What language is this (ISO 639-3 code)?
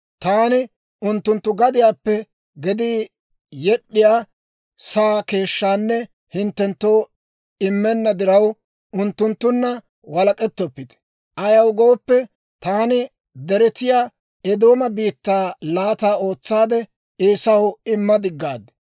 dwr